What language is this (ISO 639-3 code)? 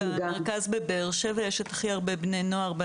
heb